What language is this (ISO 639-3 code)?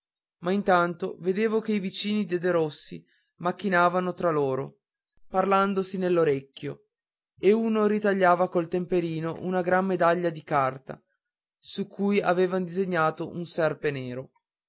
ita